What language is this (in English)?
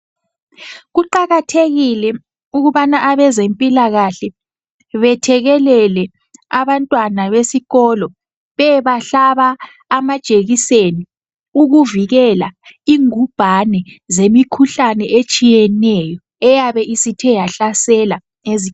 North Ndebele